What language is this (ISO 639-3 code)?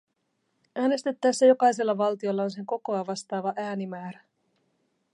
fin